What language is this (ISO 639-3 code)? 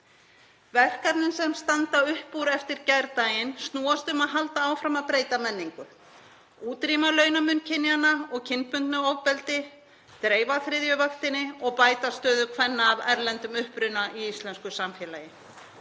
isl